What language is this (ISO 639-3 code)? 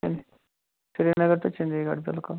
kas